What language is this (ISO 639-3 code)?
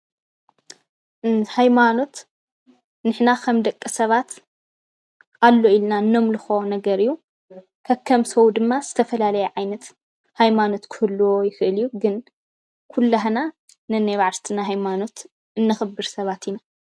tir